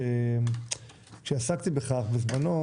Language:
Hebrew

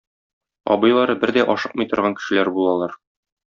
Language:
Tatar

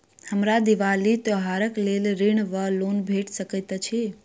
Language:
Maithili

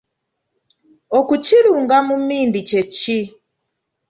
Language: Ganda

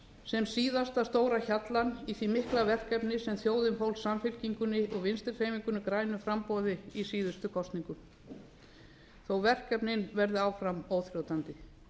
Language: Icelandic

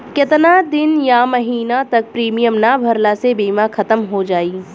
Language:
Bhojpuri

